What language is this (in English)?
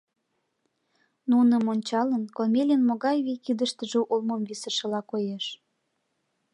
Mari